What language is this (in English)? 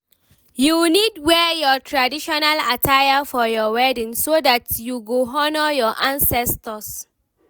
Nigerian Pidgin